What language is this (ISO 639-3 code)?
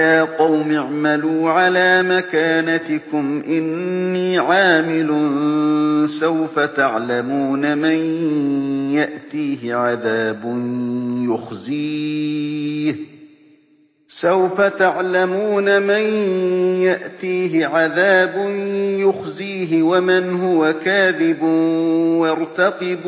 ara